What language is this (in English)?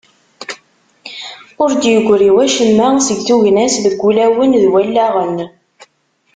Kabyle